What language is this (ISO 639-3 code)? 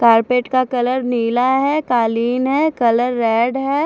hin